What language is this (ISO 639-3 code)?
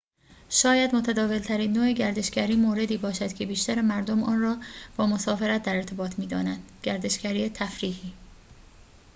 fas